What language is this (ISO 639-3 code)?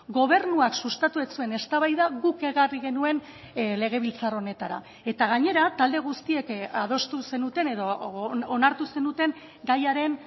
eus